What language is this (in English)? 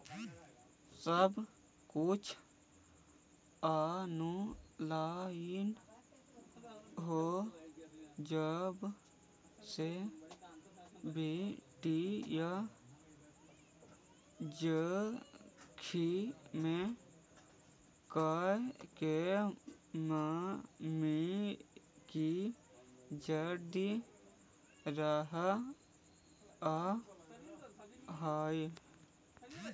Magahi